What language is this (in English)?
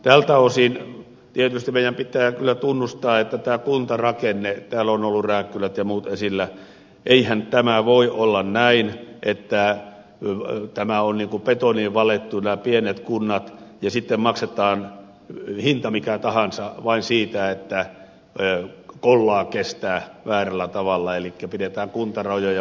Finnish